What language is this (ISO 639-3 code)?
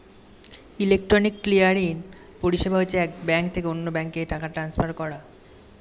ben